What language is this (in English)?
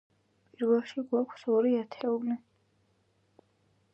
Georgian